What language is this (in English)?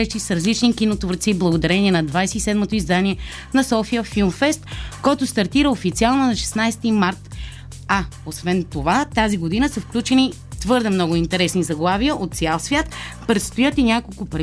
Bulgarian